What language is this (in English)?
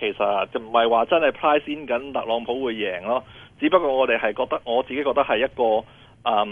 Chinese